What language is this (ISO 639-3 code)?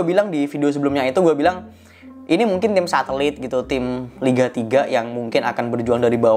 ind